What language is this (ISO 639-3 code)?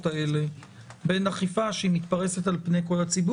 heb